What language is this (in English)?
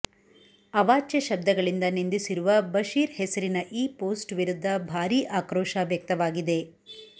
Kannada